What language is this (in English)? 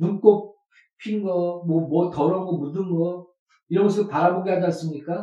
Korean